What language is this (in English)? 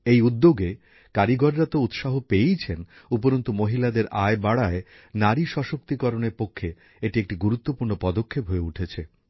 Bangla